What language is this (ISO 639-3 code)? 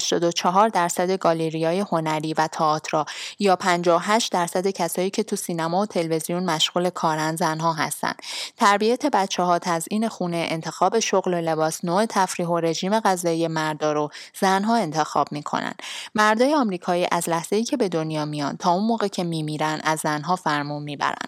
fas